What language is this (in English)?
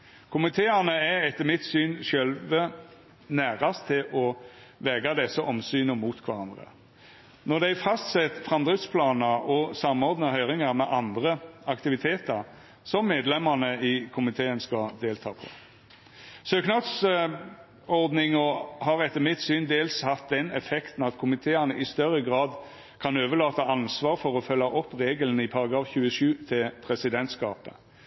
Norwegian Nynorsk